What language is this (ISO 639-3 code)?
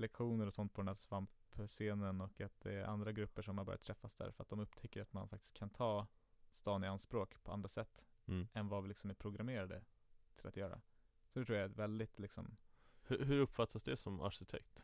swe